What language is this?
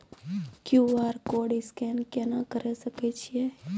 Maithili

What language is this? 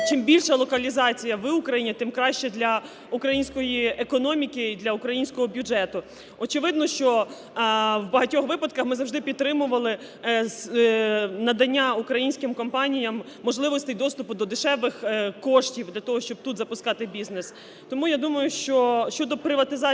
Ukrainian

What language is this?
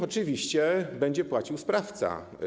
Polish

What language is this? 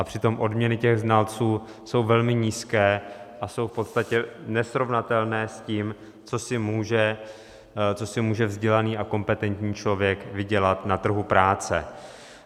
Czech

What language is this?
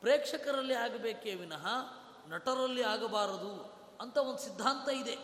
Kannada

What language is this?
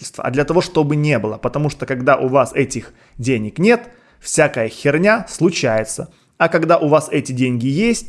Russian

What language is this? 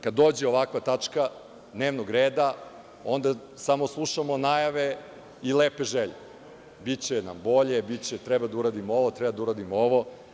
Serbian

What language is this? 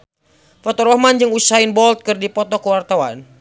Sundanese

